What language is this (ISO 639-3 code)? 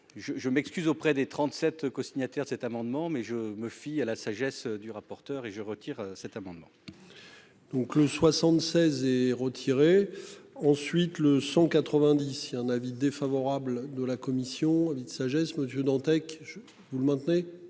fra